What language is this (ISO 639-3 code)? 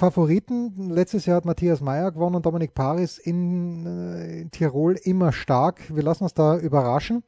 deu